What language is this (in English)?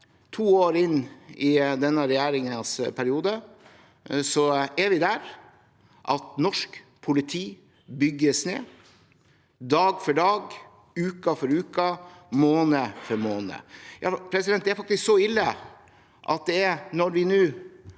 Norwegian